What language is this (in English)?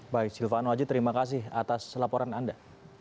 Indonesian